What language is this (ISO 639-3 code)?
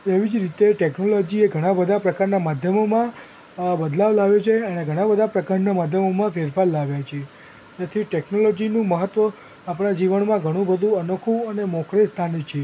guj